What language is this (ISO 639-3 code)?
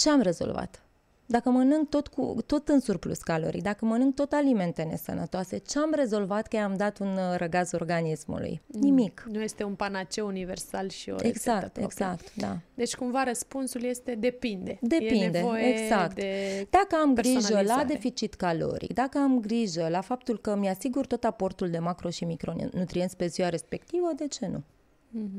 ron